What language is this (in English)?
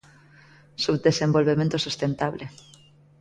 Galician